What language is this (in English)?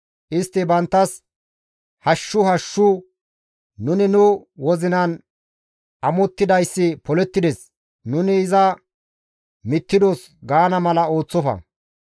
Gamo